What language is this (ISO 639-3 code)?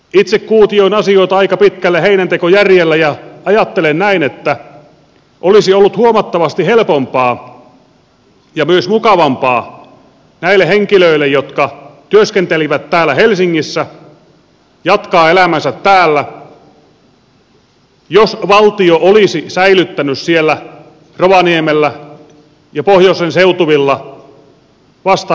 fin